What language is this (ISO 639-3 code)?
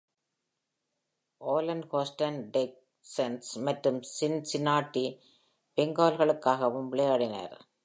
tam